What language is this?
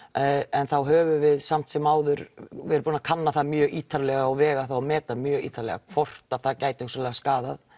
Icelandic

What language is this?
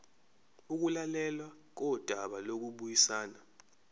Zulu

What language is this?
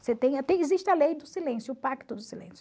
Portuguese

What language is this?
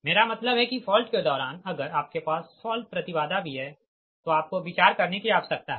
Hindi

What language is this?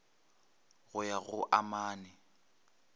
Northern Sotho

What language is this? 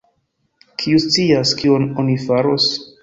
Esperanto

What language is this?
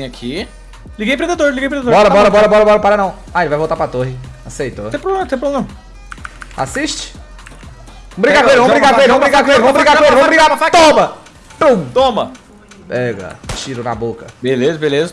Portuguese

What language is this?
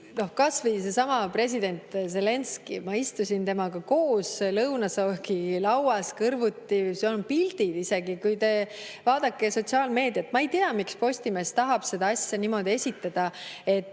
Estonian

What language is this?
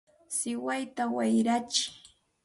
Santa Ana de Tusi Pasco Quechua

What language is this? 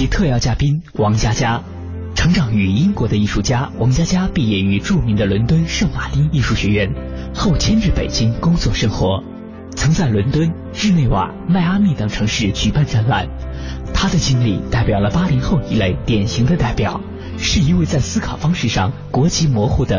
Chinese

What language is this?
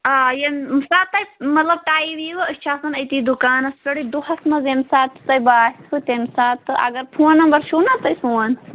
Kashmiri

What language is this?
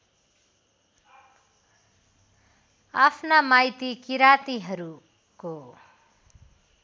Nepali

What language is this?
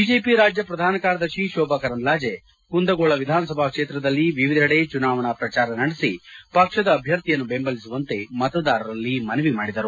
Kannada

